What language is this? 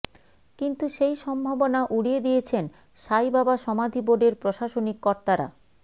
Bangla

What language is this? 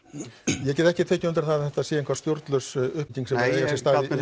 Icelandic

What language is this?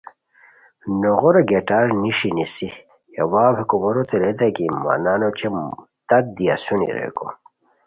Khowar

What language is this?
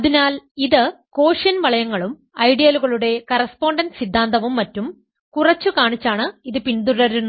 Malayalam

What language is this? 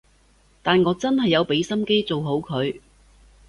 Cantonese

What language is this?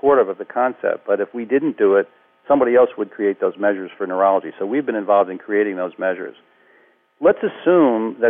English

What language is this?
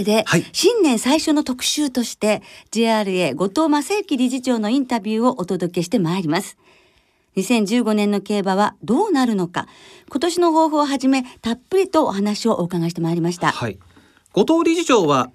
Japanese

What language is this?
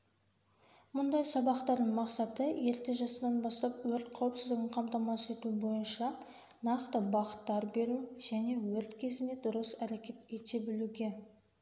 Kazakh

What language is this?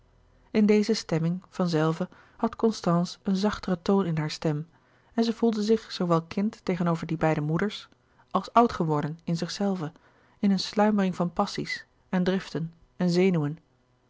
Dutch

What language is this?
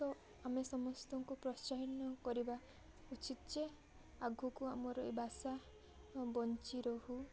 Odia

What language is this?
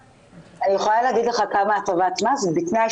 Hebrew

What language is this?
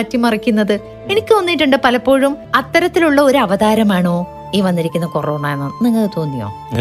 Malayalam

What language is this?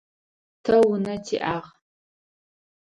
Adyghe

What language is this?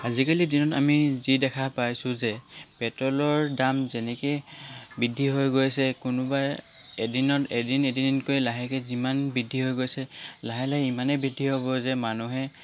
Assamese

